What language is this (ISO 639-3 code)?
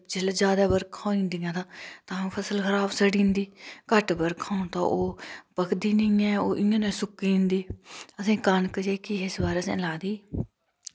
doi